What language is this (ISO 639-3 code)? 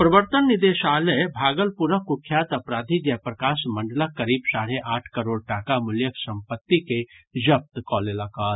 mai